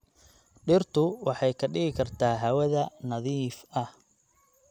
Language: Somali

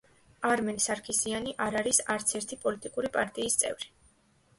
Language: Georgian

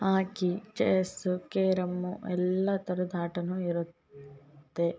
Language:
Kannada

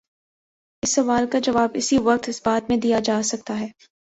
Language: Urdu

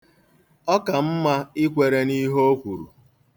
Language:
Igbo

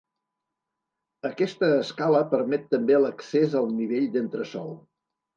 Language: Catalan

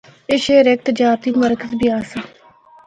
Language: Northern Hindko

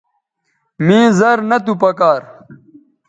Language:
Bateri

